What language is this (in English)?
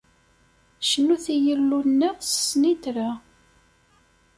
Kabyle